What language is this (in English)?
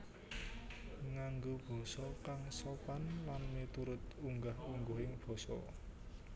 Javanese